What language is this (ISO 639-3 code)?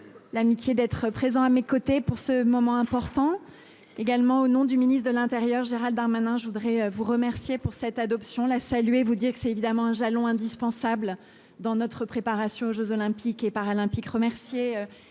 fra